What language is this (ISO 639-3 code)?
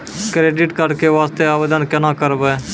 mai